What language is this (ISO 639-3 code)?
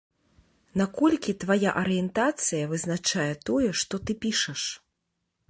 bel